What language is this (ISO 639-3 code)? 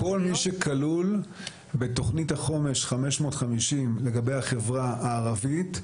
heb